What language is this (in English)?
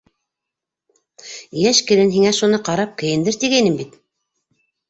Bashkir